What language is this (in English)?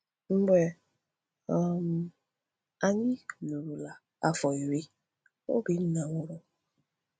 Igbo